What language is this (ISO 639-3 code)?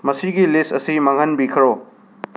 mni